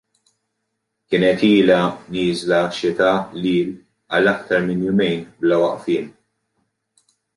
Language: Maltese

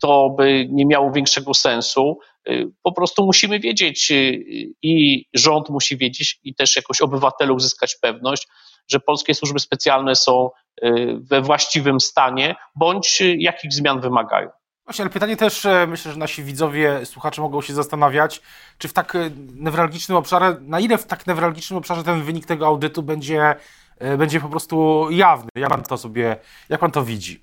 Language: Polish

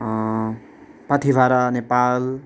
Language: Nepali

